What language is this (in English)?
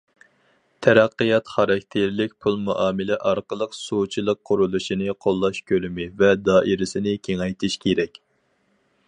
Uyghur